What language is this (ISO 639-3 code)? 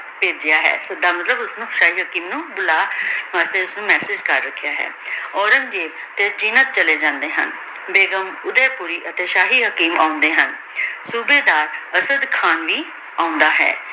pan